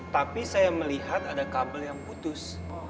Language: Indonesian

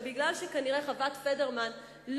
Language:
Hebrew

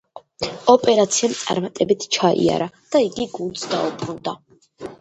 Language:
Georgian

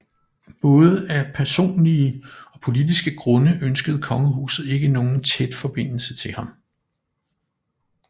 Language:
Danish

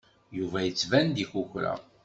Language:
Kabyle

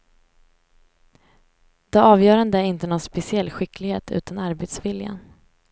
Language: Swedish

